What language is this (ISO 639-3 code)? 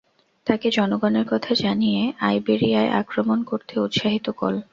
ben